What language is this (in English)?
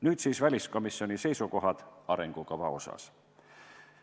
Estonian